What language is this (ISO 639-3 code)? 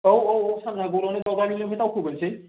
brx